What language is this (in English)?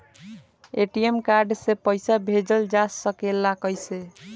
Bhojpuri